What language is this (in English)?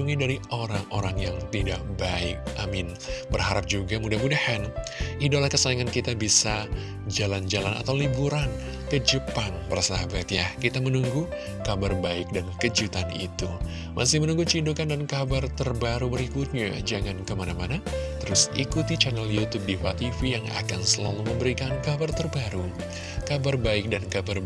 Indonesian